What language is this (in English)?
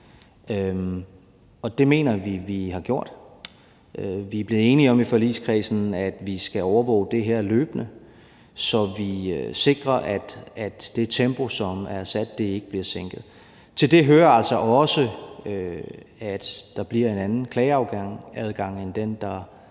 Danish